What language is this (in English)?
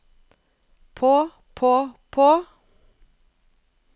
Norwegian